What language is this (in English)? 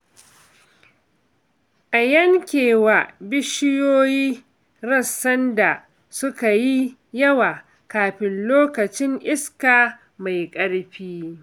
Hausa